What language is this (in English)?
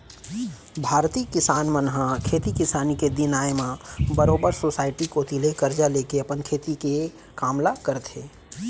Chhattisgarhi